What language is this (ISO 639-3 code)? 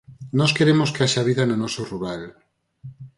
glg